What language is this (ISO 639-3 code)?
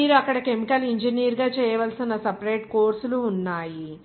tel